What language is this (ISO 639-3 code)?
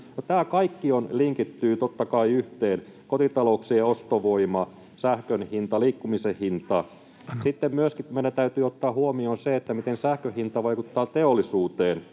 fin